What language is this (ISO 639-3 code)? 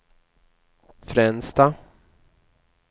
swe